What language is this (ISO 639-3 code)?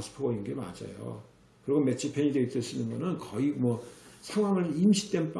kor